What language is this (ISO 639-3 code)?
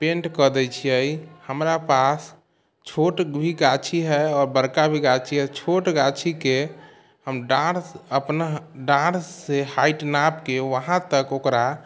mai